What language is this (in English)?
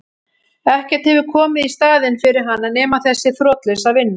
Icelandic